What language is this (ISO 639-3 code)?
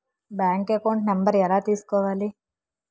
tel